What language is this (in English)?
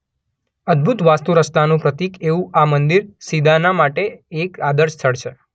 Gujarati